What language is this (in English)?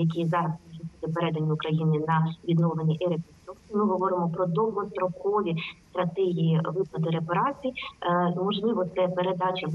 Ukrainian